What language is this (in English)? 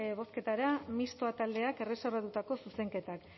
Basque